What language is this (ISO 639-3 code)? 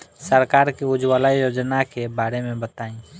bho